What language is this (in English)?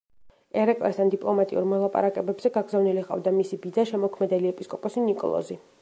Georgian